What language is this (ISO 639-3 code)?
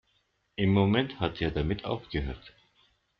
deu